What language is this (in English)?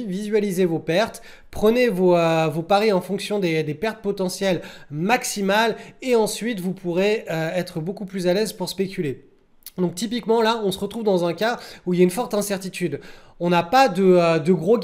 French